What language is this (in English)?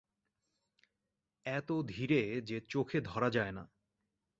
Bangla